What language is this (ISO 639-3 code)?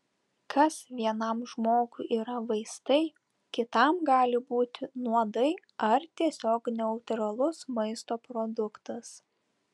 lit